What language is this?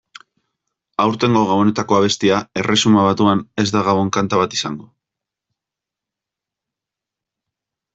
Basque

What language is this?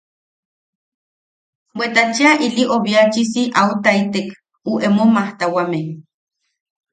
Yaqui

